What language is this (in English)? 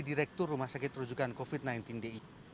Indonesian